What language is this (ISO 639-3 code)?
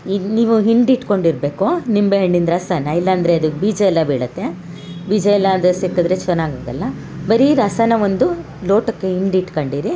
kan